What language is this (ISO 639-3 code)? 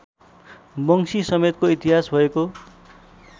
nep